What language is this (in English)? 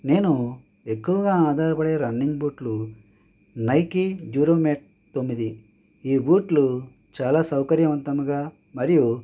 Telugu